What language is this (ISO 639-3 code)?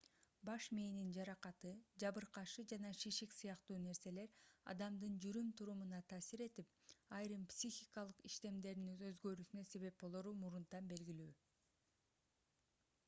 kir